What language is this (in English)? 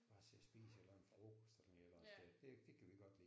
Danish